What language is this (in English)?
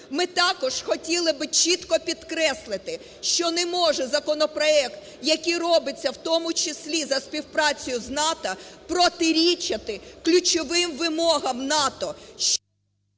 Ukrainian